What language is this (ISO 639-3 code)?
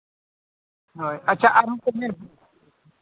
sat